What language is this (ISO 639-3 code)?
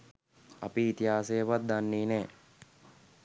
sin